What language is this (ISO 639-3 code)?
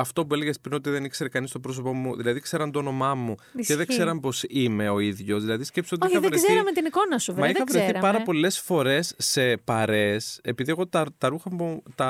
ell